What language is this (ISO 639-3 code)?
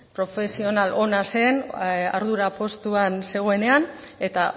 eus